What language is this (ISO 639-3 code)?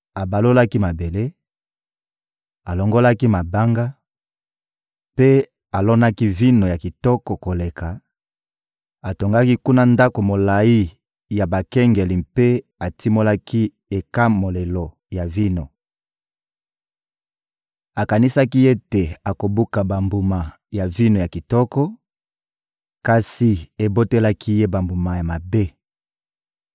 lin